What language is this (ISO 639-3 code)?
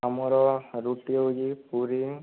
ori